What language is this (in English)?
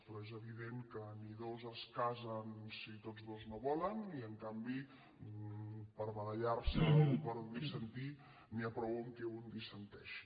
Catalan